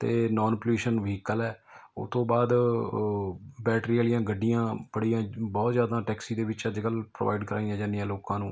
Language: Punjabi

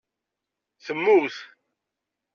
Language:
Kabyle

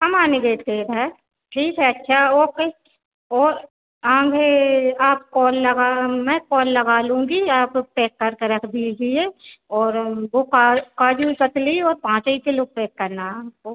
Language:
Hindi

